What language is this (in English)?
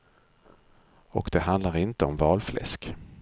Swedish